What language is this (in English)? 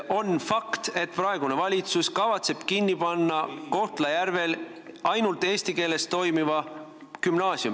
Estonian